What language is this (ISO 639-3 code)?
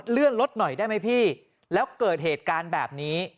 tha